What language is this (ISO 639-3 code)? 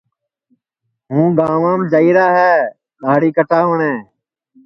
ssi